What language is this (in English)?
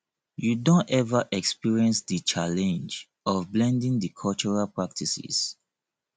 Nigerian Pidgin